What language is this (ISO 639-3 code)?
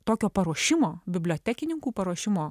lit